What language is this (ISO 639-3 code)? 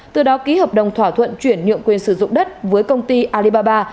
vie